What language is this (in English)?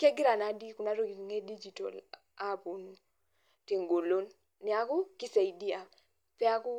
Masai